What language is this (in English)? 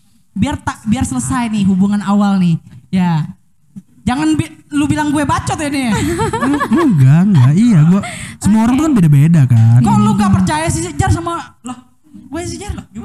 Indonesian